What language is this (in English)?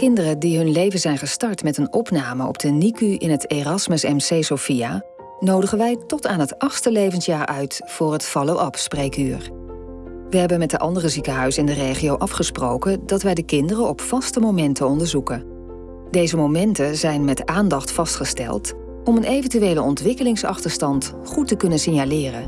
Dutch